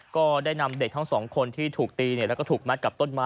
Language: Thai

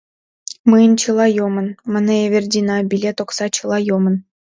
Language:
Mari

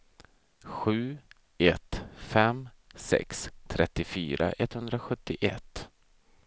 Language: Swedish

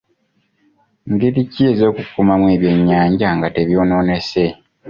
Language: Ganda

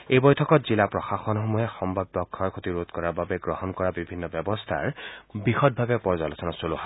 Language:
Assamese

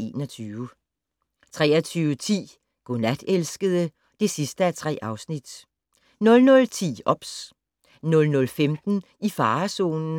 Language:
Danish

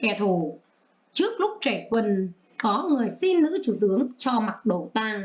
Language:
Vietnamese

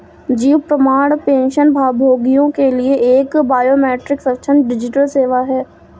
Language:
Hindi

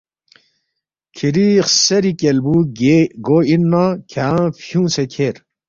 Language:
Balti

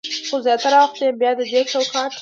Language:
Pashto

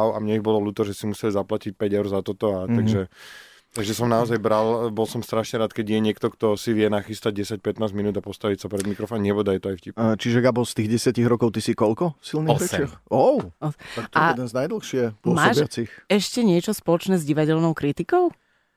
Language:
Slovak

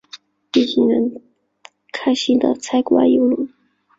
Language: Chinese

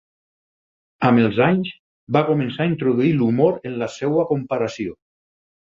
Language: Catalan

